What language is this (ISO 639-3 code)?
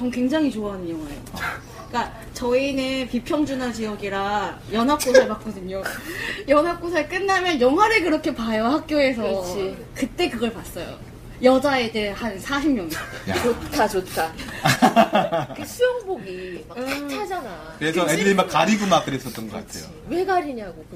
kor